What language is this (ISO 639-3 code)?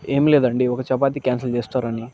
tel